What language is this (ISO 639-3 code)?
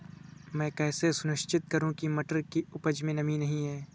hin